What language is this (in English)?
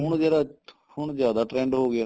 Punjabi